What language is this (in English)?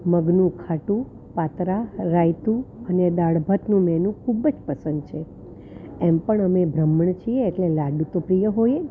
Gujarati